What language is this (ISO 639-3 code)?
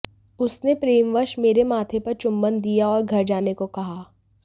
hin